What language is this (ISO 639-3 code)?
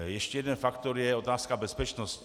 ces